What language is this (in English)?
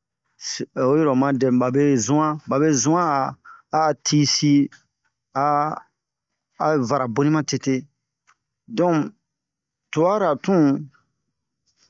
Bomu